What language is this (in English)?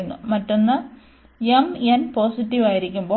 Malayalam